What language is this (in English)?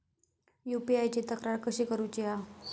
Marathi